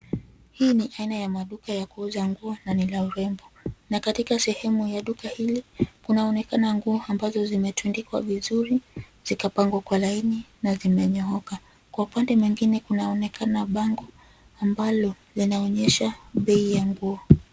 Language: Swahili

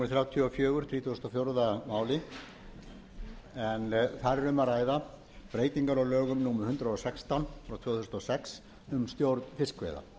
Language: Icelandic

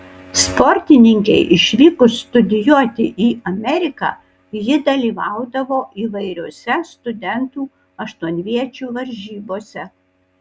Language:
Lithuanian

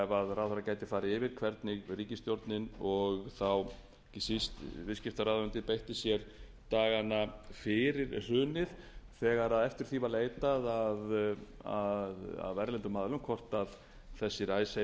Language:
Icelandic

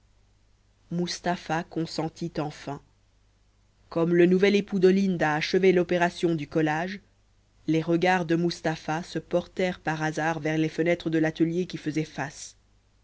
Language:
French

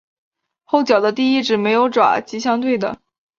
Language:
Chinese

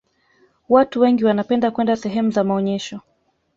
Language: Swahili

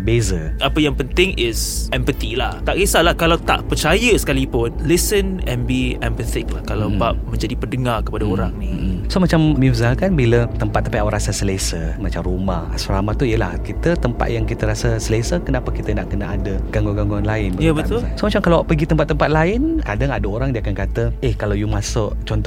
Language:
Malay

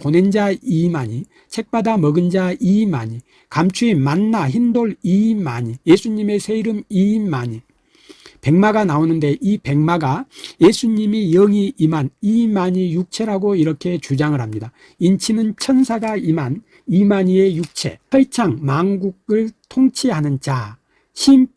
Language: Korean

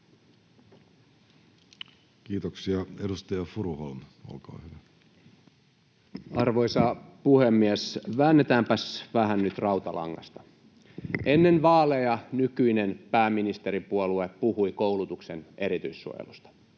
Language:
Finnish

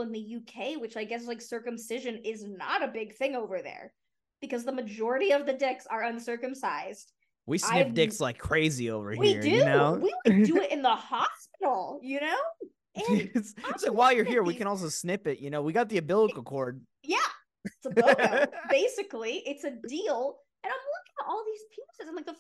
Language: English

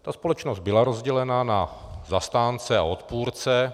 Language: Czech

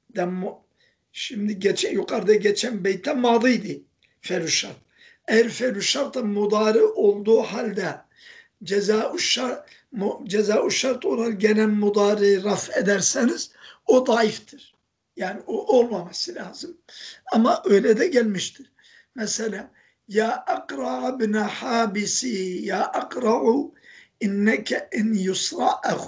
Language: Turkish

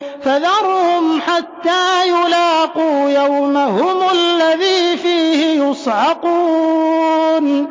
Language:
Arabic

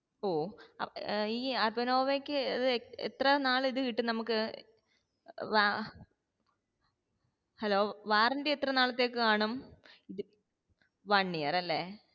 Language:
Malayalam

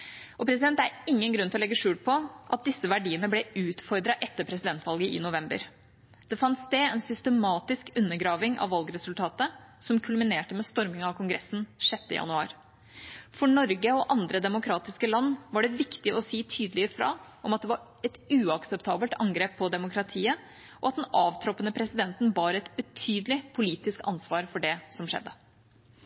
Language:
Norwegian Bokmål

